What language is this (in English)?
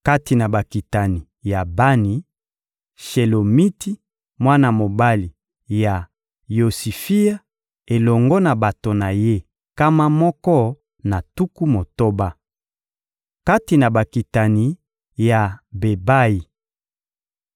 Lingala